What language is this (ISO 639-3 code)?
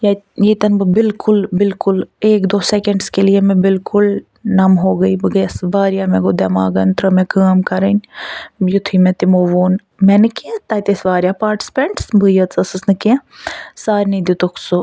kas